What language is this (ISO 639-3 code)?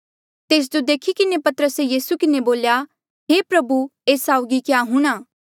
mjl